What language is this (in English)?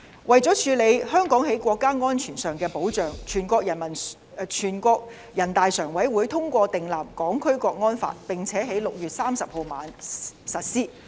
Cantonese